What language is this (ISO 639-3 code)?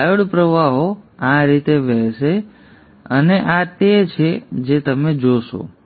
guj